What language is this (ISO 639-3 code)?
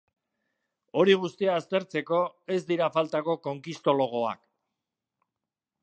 eus